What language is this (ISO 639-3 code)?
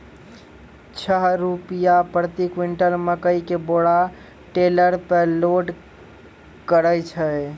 mai